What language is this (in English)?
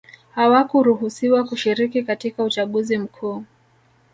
Swahili